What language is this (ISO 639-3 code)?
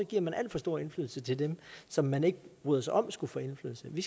dan